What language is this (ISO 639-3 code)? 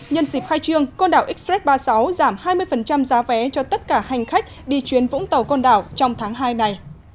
vie